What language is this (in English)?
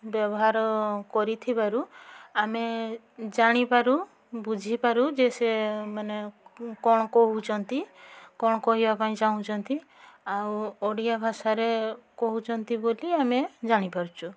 Odia